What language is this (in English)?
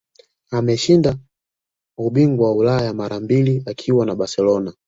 Swahili